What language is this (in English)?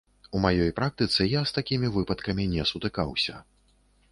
Belarusian